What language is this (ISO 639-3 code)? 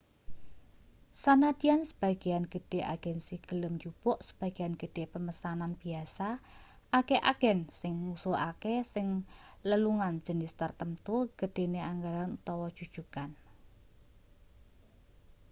jav